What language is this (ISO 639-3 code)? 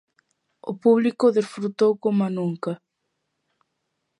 glg